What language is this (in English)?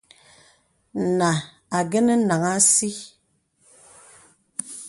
Bebele